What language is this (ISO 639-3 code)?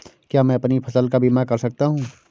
hin